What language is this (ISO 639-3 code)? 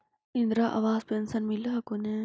mag